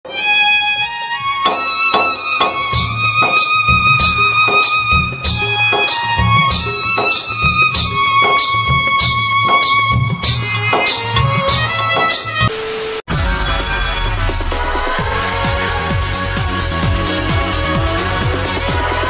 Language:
Arabic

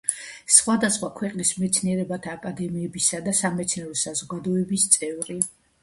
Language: Georgian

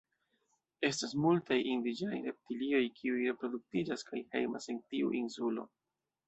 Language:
Esperanto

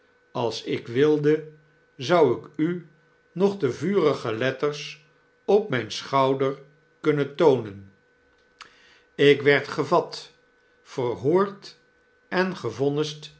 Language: Dutch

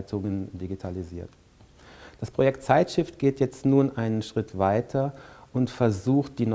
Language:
German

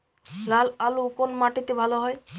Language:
Bangla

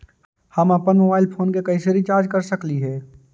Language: Magahi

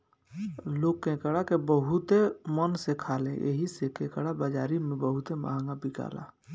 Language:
Bhojpuri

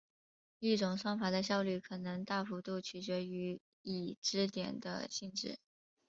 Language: Chinese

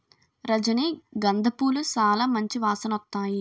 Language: Telugu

